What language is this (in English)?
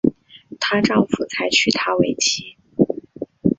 Chinese